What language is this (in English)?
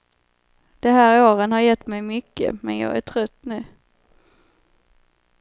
Swedish